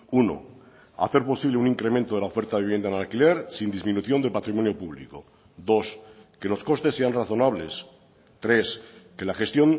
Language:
Spanish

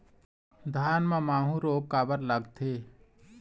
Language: Chhattisgarhi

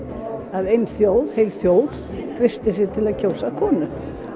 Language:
Icelandic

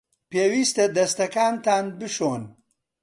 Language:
Central Kurdish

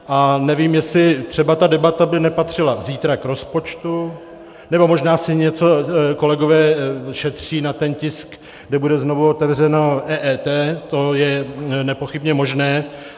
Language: Czech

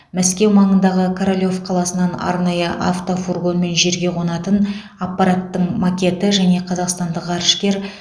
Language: Kazakh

